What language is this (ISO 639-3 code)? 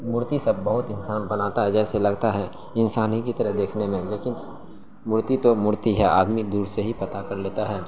urd